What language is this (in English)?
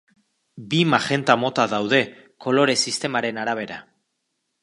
Basque